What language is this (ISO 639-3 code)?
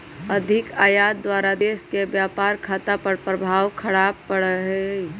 mag